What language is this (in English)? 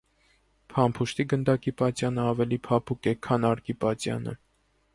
Armenian